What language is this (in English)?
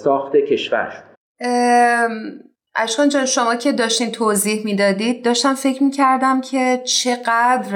Persian